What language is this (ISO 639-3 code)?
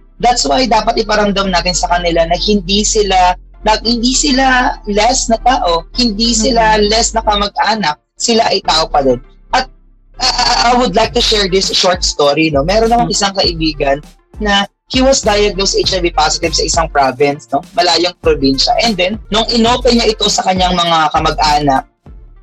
fil